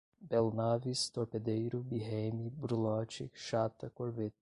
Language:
Portuguese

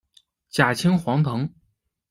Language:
Chinese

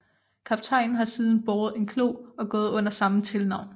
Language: Danish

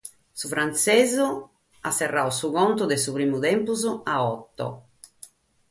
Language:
Sardinian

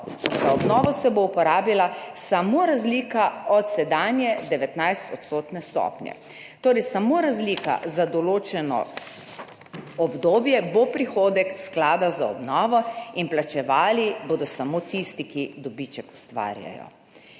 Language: Slovenian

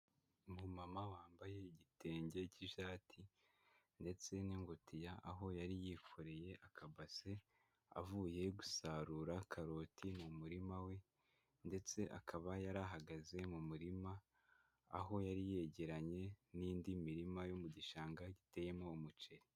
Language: Kinyarwanda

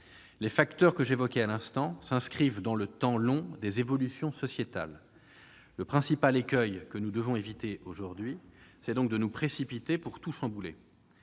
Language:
French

